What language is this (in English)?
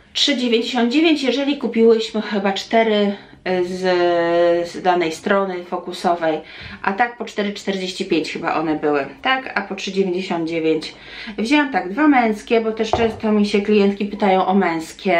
Polish